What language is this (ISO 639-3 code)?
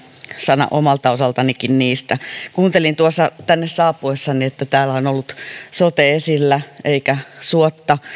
fin